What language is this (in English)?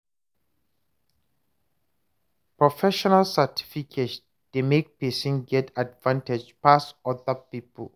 Nigerian Pidgin